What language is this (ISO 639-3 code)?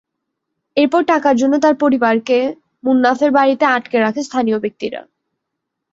ben